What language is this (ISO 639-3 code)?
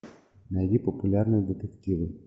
rus